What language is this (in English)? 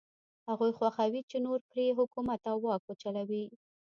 Pashto